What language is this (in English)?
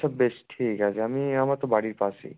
Bangla